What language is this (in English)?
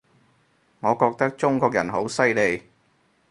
Cantonese